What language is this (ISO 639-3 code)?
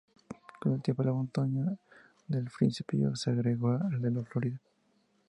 spa